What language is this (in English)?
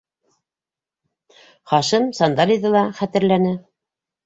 Bashkir